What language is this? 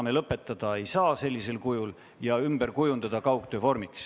Estonian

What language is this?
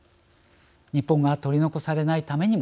Japanese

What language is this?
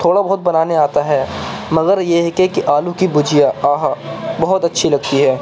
Urdu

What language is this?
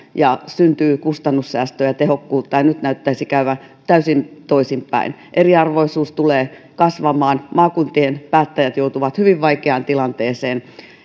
Finnish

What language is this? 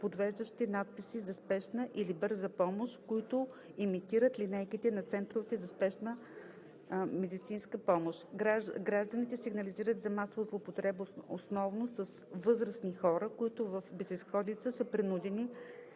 Bulgarian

